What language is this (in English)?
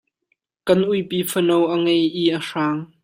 Hakha Chin